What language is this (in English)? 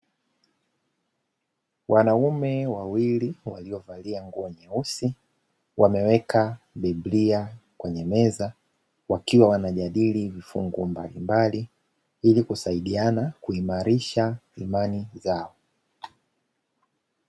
Swahili